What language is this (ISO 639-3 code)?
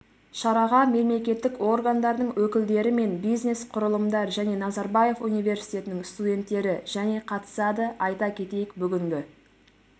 kaz